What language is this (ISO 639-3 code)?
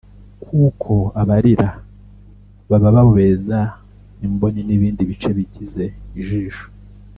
kin